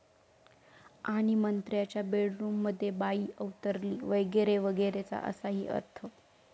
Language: Marathi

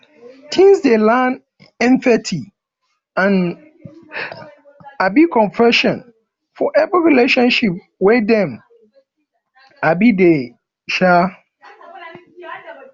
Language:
Nigerian Pidgin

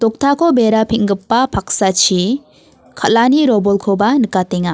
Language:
Garo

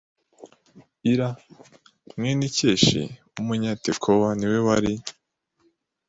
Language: Kinyarwanda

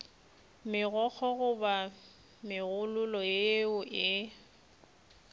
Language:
Northern Sotho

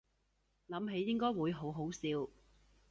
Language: Cantonese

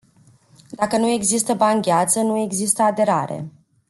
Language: Romanian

